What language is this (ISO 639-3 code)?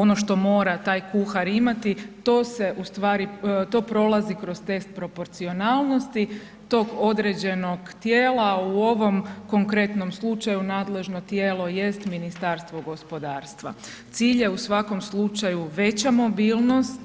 hrv